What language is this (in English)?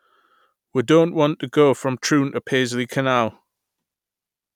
English